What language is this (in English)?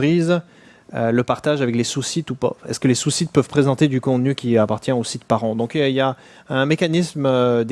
French